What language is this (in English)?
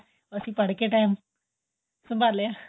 Punjabi